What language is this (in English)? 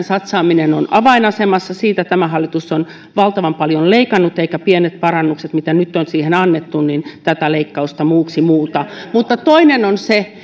Finnish